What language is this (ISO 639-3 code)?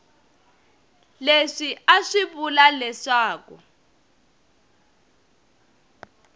tso